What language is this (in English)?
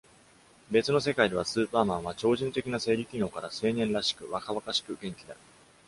Japanese